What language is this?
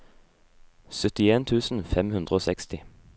Norwegian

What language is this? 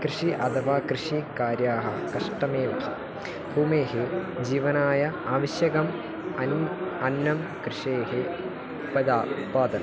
Sanskrit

